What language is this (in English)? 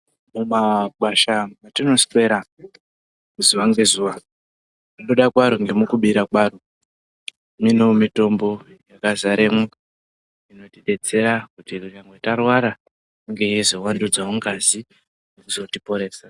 Ndau